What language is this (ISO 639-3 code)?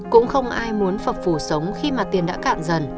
vie